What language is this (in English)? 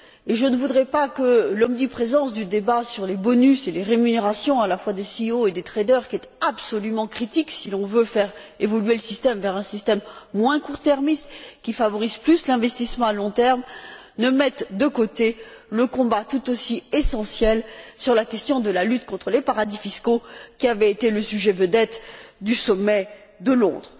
French